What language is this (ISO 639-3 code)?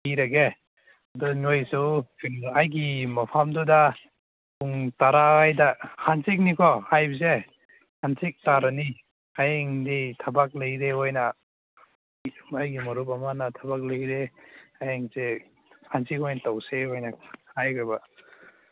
mni